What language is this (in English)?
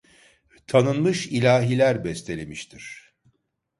Turkish